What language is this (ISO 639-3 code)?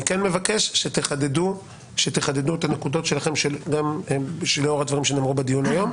heb